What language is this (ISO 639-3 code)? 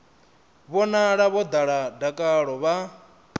ven